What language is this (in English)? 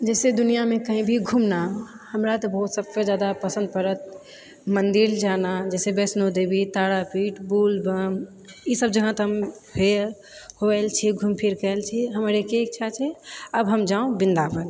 Maithili